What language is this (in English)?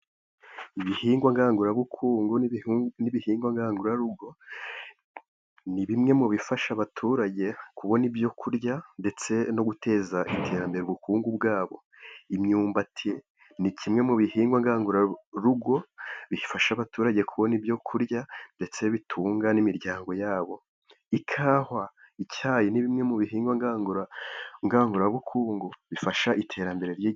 Kinyarwanda